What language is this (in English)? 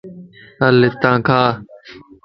Lasi